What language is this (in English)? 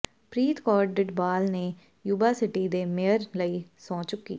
Punjabi